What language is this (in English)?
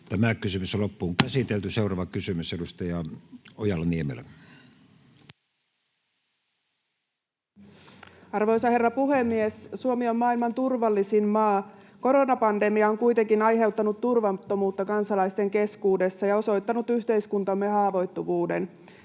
Finnish